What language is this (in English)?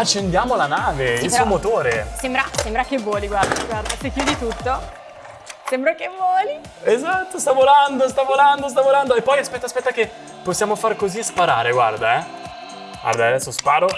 Italian